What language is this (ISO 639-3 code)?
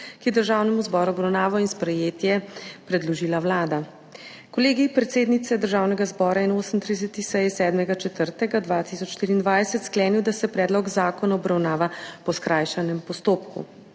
slv